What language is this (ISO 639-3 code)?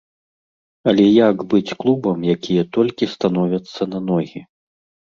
bel